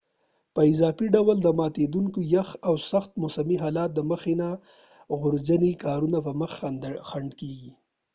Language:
Pashto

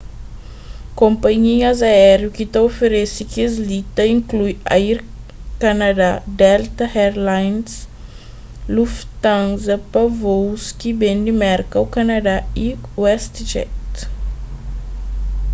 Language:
Kabuverdianu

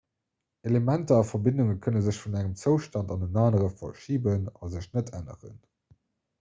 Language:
Luxembourgish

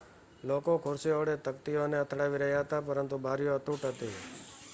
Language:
Gujarati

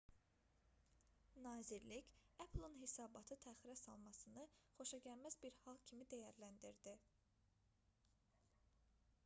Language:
Azerbaijani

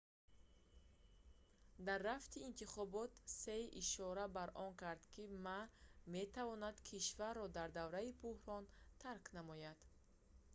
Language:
Tajik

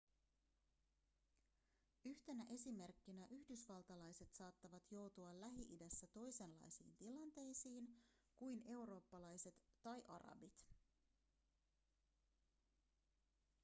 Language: Finnish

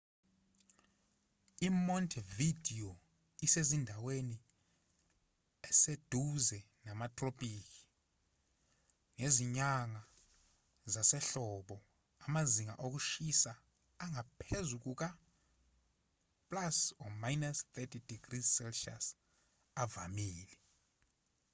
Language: Zulu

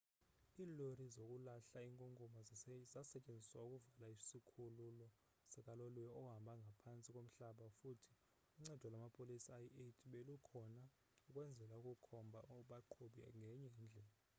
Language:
Xhosa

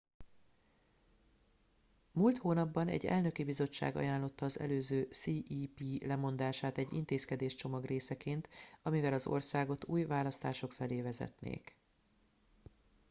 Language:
Hungarian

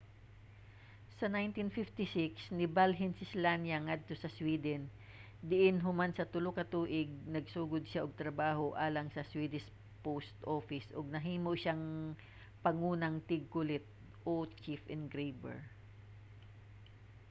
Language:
Cebuano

